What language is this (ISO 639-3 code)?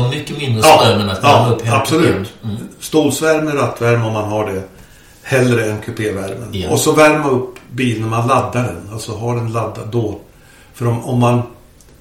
swe